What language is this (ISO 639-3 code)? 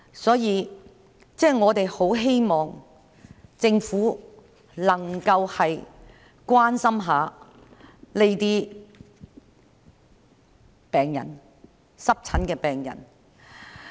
yue